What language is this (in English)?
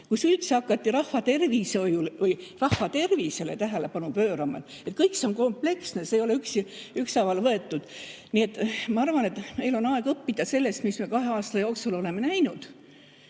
Estonian